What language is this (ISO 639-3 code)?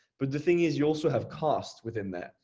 eng